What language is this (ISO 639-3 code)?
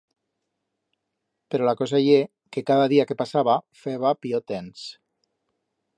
arg